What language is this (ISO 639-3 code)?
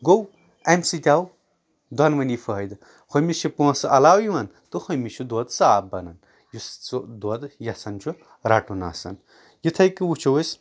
kas